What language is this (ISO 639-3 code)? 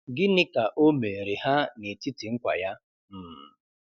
ibo